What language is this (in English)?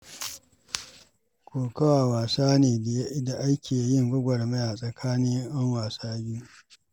Hausa